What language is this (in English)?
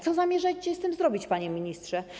Polish